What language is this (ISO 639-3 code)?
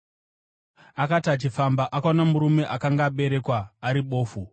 sna